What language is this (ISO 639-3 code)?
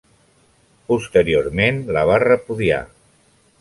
cat